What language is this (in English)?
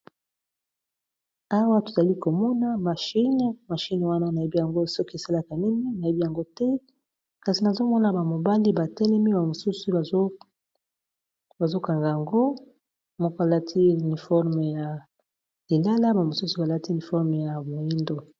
Lingala